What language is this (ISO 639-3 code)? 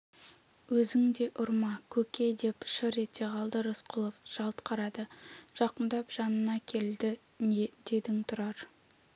kaz